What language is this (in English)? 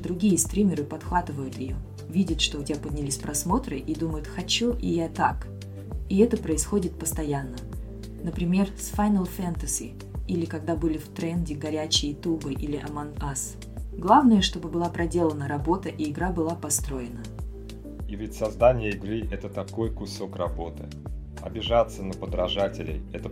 Russian